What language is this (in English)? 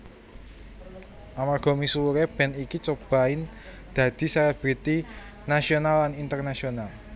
Javanese